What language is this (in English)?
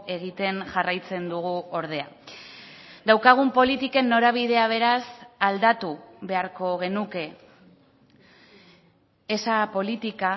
Basque